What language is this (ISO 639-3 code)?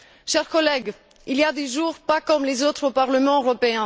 fra